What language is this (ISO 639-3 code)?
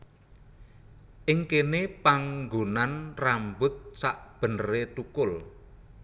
jav